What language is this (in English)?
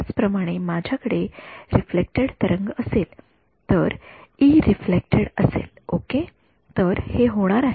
Marathi